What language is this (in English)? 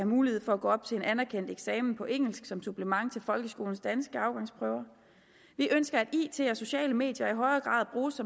Danish